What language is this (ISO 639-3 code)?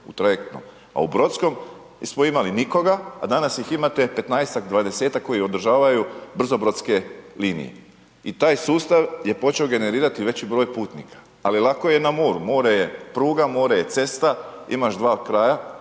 hrv